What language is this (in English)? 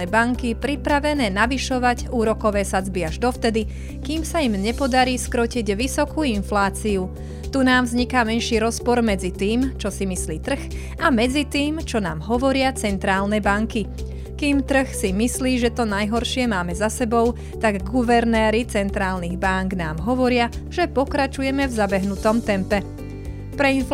Slovak